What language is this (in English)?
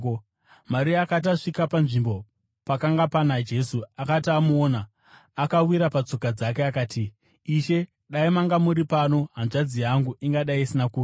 Shona